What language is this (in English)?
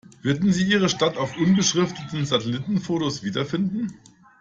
German